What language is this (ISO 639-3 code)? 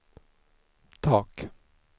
swe